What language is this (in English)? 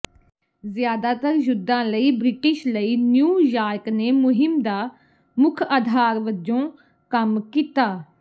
Punjabi